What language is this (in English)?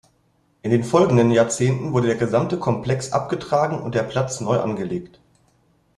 German